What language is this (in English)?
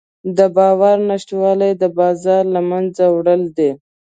Pashto